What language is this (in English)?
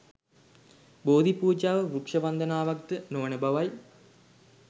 Sinhala